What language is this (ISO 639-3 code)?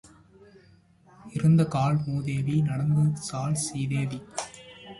tam